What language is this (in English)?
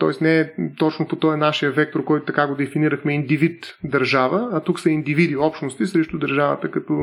Bulgarian